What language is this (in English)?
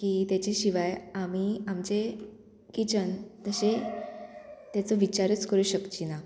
Konkani